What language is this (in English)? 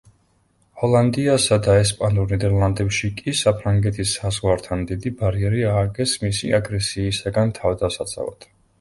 Georgian